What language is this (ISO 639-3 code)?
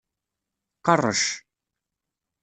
kab